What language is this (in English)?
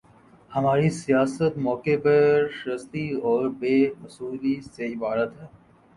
Urdu